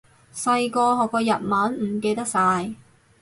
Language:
Cantonese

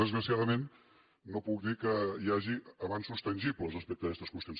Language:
Catalan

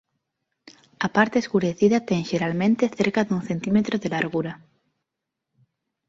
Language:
Galician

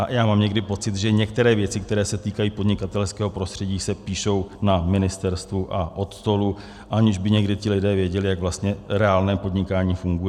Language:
Czech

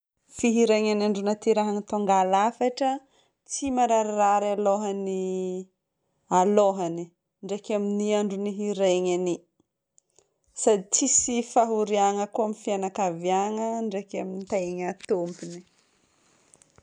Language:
Northern Betsimisaraka Malagasy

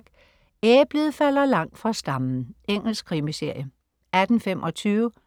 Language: Danish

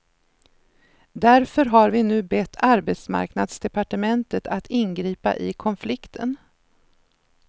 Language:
Swedish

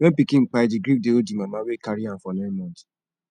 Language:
Nigerian Pidgin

